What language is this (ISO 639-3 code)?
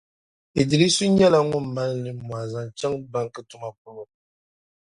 dag